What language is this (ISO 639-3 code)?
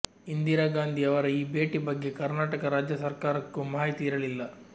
kan